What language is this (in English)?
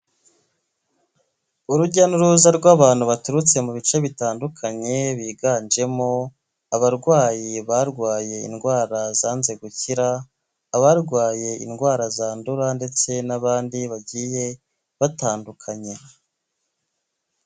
Kinyarwanda